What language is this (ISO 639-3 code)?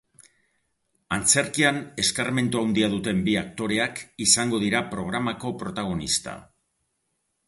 eus